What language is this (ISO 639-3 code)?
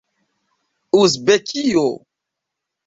epo